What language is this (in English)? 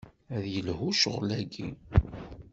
Kabyle